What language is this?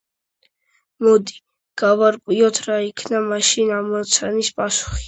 Georgian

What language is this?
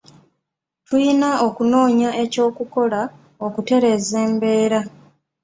Ganda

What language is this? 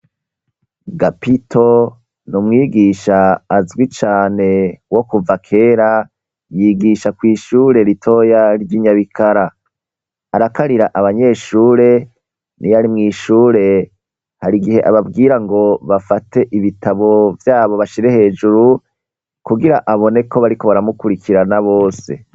Rundi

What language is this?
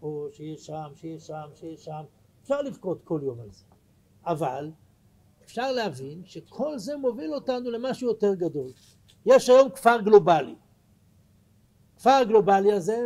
Hebrew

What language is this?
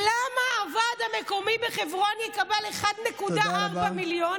Hebrew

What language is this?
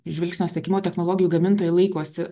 Lithuanian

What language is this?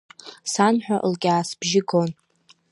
Abkhazian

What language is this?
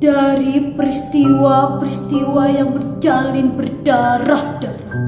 Indonesian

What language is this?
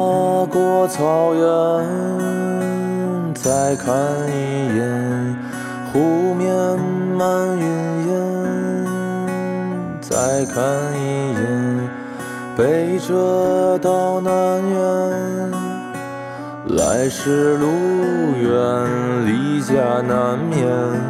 Chinese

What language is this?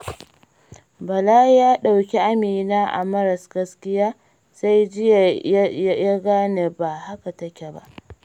Hausa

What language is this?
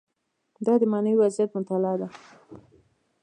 Pashto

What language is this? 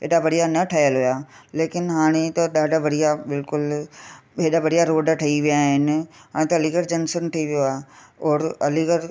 Sindhi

